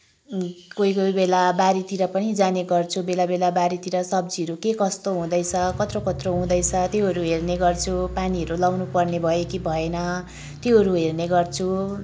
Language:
Nepali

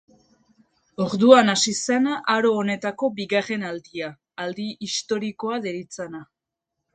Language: Basque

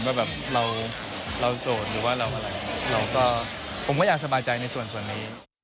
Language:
Thai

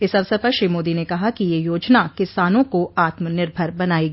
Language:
Hindi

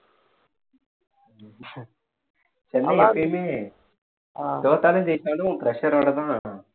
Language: Tamil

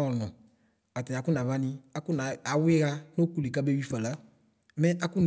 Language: Ikposo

